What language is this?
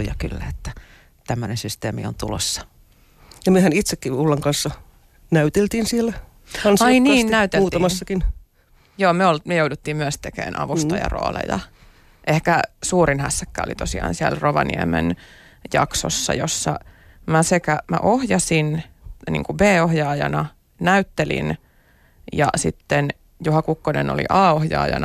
Finnish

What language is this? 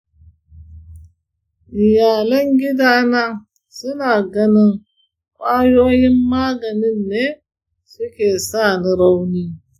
Hausa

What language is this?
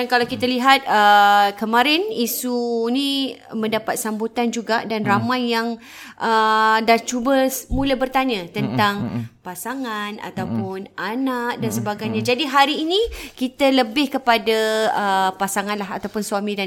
Malay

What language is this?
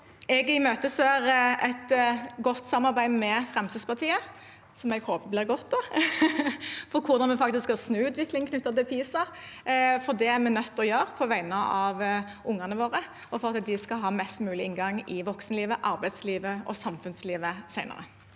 Norwegian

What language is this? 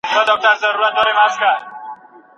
Pashto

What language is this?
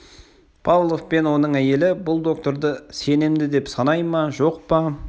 Kazakh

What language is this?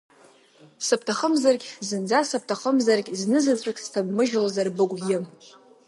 Abkhazian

